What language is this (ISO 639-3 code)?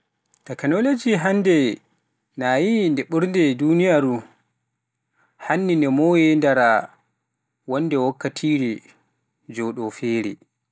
fuf